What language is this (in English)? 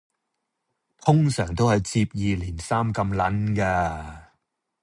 Cantonese